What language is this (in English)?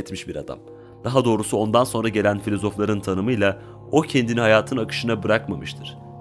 Turkish